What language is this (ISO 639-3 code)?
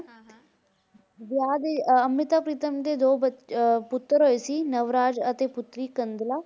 pan